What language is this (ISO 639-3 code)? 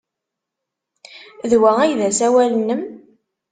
kab